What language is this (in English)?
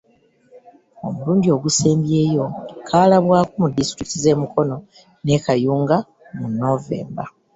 Ganda